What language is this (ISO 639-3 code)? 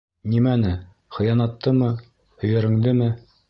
bak